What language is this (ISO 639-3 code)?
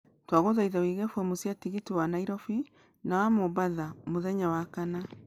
kik